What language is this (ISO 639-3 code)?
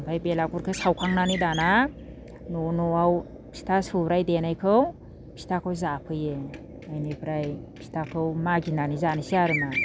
brx